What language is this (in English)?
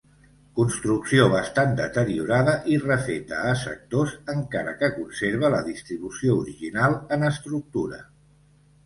Catalan